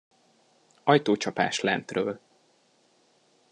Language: Hungarian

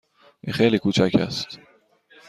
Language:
Persian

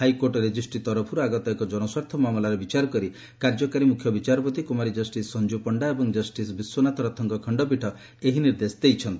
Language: Odia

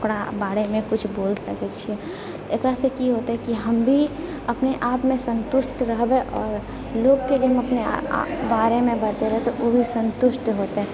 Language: Maithili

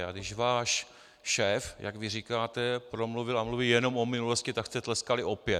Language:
Czech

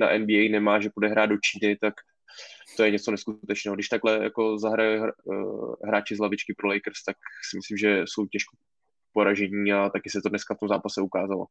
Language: Czech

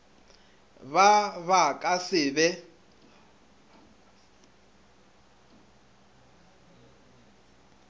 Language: Northern Sotho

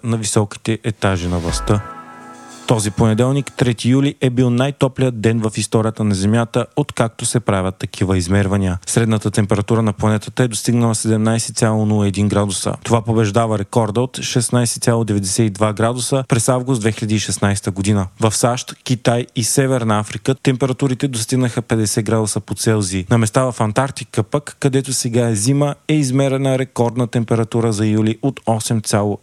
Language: Bulgarian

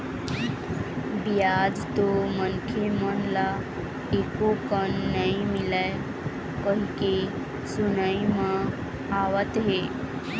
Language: Chhattisgarhi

